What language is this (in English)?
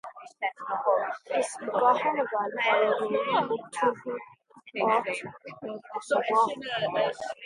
Irish